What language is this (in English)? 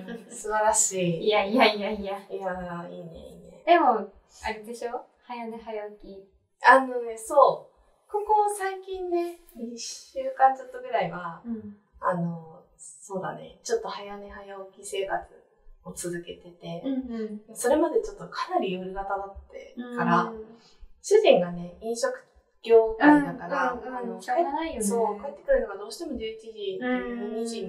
Japanese